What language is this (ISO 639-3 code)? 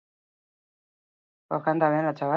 eus